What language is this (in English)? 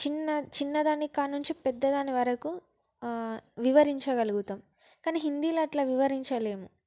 Telugu